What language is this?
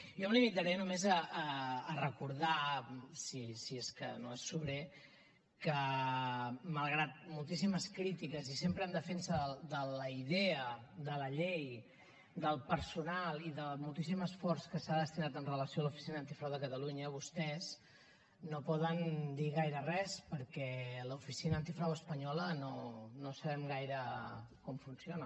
Catalan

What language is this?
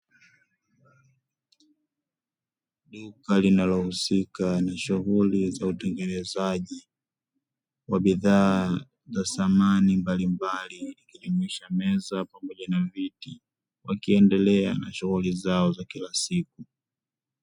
Swahili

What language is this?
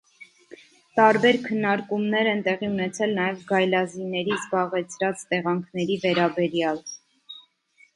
Armenian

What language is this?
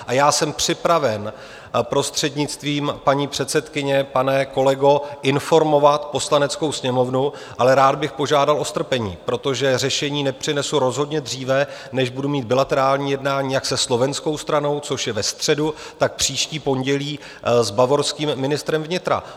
Czech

